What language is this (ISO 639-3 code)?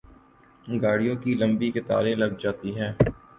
urd